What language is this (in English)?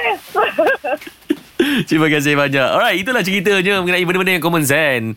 Malay